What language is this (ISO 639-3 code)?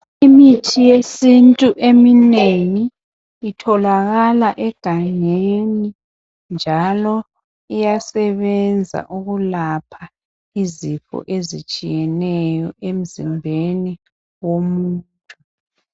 nde